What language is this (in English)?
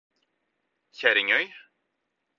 Norwegian Bokmål